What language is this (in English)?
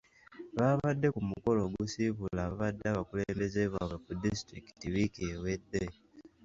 Ganda